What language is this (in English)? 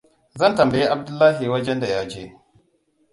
Hausa